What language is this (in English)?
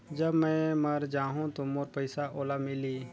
Chhattisgarhi